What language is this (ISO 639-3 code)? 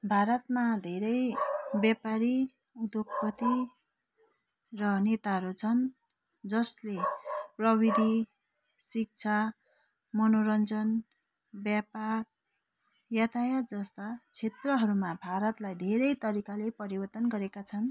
nep